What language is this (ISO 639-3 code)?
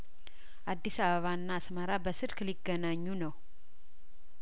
amh